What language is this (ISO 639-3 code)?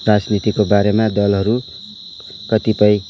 nep